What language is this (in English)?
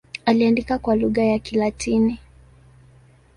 Swahili